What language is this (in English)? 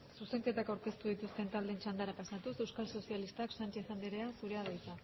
Basque